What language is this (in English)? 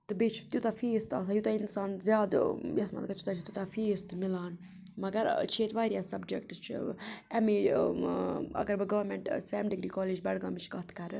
Kashmiri